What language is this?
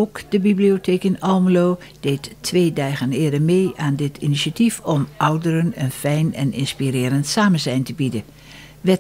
Dutch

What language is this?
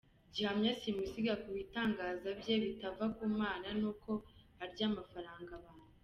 Kinyarwanda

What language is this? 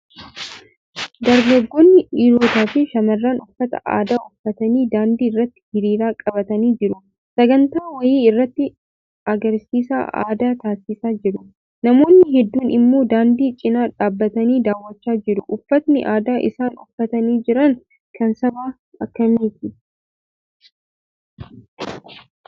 Oromo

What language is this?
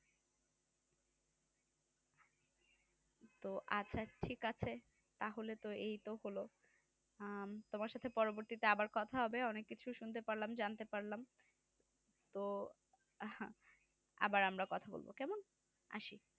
Bangla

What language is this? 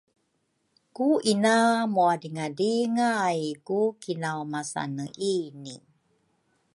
Rukai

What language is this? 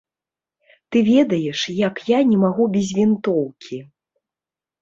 Belarusian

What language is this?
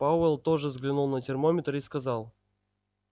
Russian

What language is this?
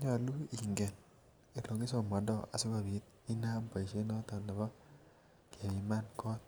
Kalenjin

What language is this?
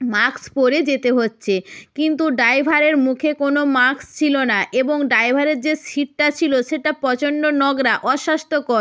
Bangla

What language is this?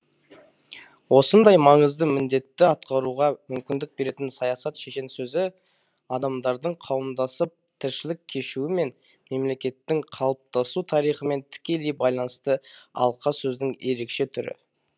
Kazakh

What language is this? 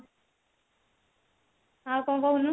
Odia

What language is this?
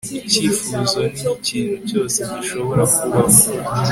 Kinyarwanda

